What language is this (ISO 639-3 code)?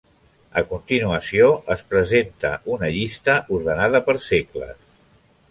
cat